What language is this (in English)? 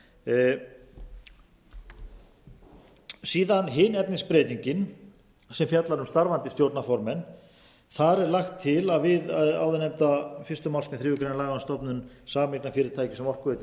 Icelandic